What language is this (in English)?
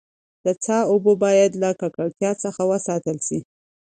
Pashto